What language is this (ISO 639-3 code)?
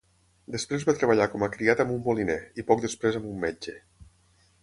cat